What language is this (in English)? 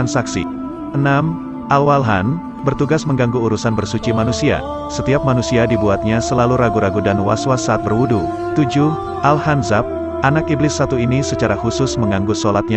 Indonesian